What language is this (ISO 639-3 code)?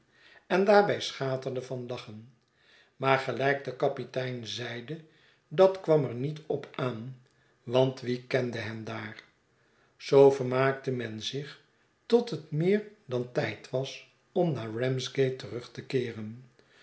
nld